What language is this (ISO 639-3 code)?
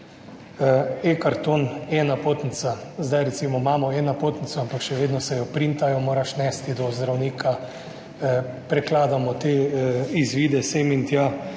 slv